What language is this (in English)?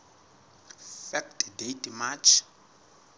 Southern Sotho